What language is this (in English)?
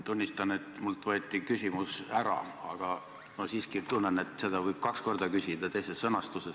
Estonian